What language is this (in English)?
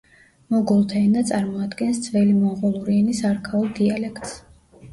Georgian